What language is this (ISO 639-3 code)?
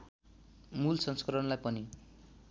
nep